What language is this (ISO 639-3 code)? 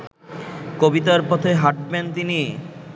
ben